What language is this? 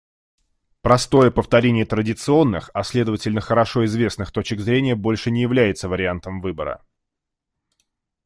Russian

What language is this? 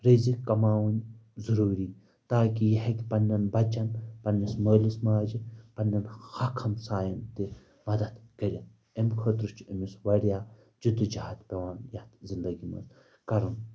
Kashmiri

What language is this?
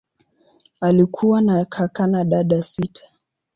Swahili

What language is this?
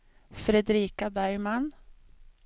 Swedish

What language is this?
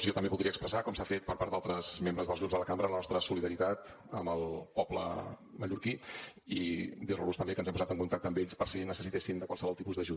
Catalan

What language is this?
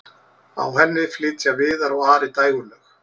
Icelandic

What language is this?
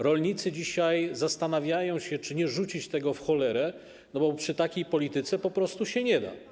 Polish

